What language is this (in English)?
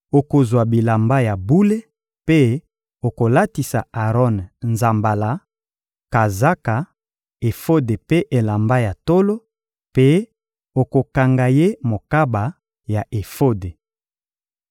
Lingala